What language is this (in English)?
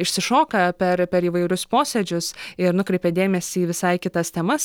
Lithuanian